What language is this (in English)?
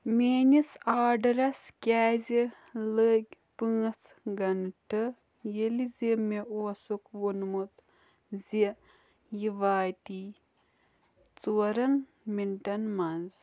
Kashmiri